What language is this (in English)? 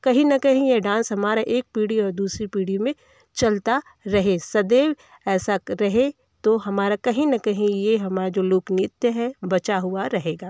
Hindi